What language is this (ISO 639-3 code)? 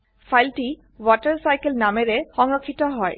asm